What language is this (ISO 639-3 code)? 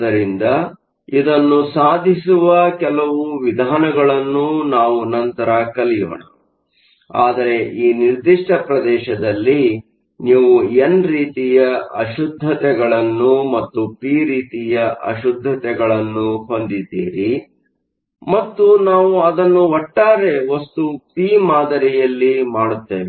kan